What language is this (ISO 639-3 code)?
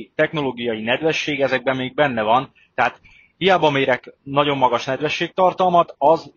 hun